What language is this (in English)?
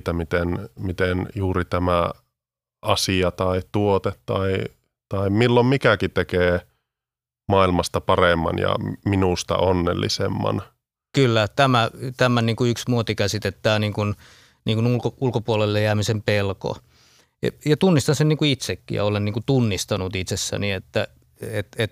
Finnish